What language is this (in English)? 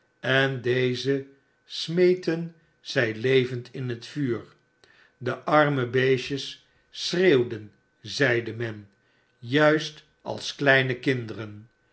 Dutch